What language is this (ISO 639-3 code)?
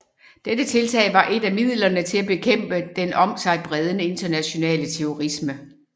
dan